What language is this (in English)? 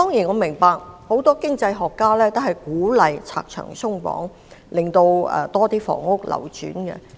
Cantonese